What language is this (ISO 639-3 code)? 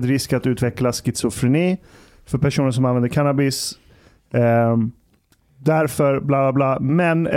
swe